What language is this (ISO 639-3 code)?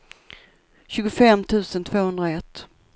swe